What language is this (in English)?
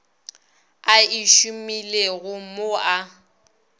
Northern Sotho